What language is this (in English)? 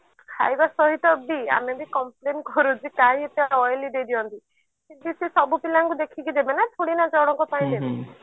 Odia